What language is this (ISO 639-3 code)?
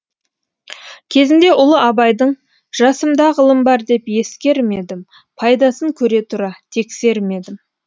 kaz